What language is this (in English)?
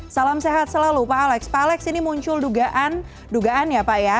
Indonesian